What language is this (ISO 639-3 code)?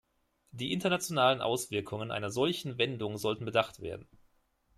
deu